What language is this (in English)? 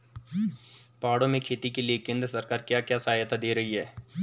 Hindi